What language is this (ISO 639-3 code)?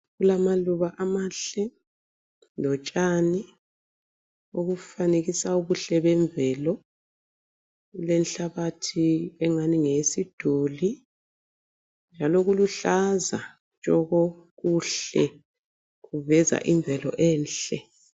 nde